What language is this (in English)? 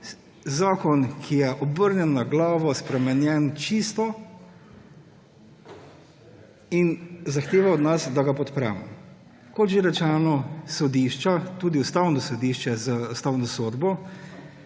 Slovenian